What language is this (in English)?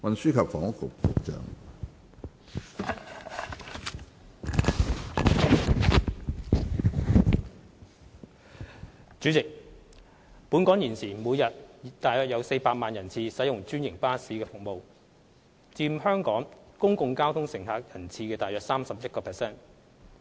Cantonese